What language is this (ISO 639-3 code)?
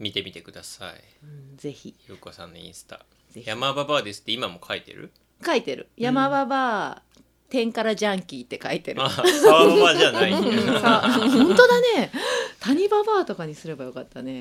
jpn